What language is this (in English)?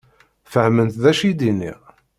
Kabyle